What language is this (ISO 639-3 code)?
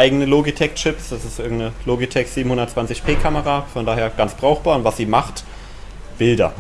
deu